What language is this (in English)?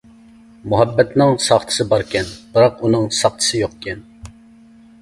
Uyghur